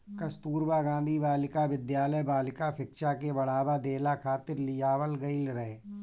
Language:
Bhojpuri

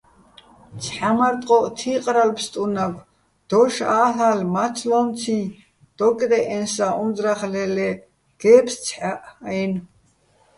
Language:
Bats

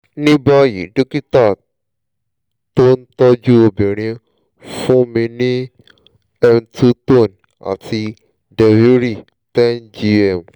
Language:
Yoruba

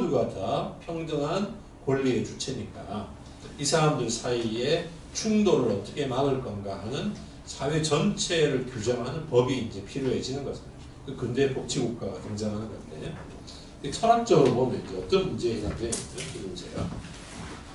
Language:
Korean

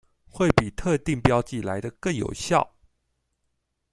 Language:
Chinese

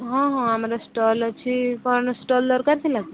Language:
Odia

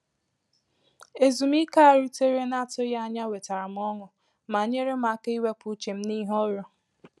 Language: Igbo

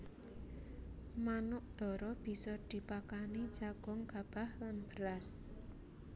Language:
Javanese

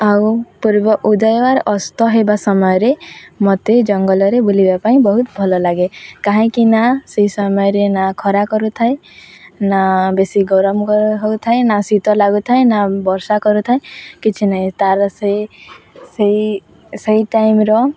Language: Odia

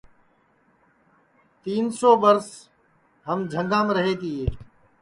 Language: Sansi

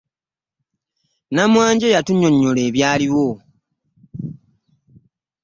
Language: Ganda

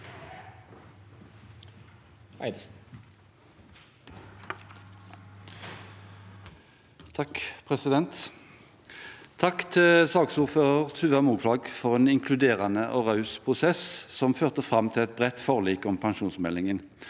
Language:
Norwegian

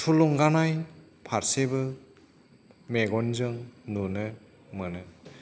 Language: Bodo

